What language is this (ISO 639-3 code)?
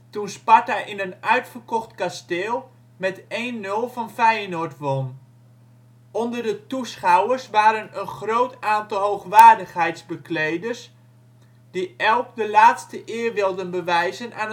nld